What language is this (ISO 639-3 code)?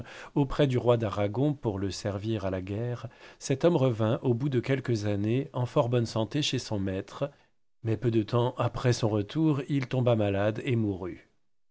fra